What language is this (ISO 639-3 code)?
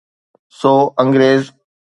snd